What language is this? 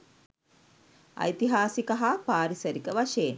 Sinhala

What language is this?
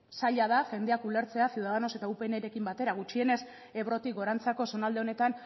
Basque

